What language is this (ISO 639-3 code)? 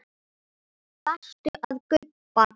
isl